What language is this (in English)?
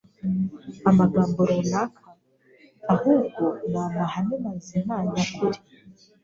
Kinyarwanda